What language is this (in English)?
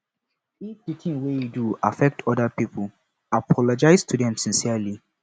Nigerian Pidgin